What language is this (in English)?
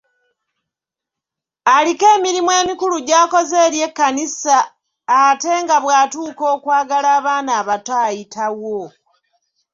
Ganda